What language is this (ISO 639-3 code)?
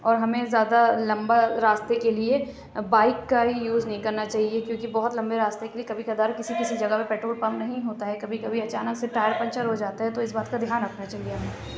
urd